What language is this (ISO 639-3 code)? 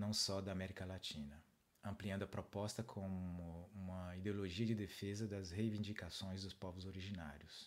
por